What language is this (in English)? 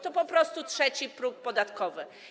Polish